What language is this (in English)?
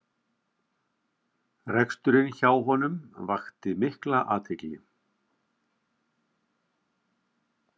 Icelandic